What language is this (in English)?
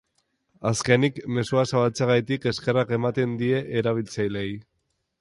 Basque